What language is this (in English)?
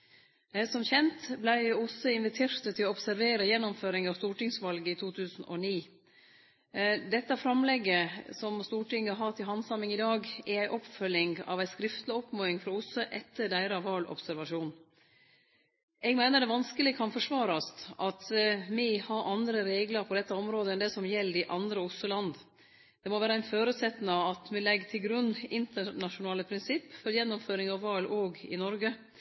Norwegian Nynorsk